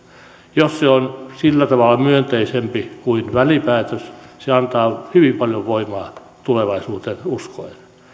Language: Finnish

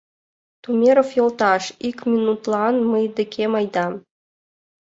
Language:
Mari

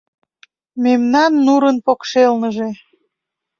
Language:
Mari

